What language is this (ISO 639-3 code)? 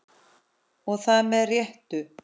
isl